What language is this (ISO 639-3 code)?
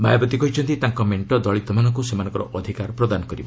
ori